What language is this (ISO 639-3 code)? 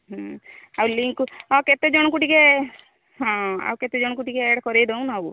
ori